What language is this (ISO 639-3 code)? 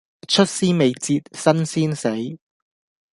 yue